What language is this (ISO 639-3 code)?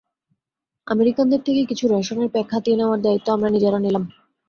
ben